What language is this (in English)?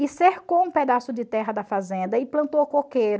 Portuguese